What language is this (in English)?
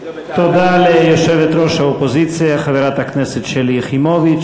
Hebrew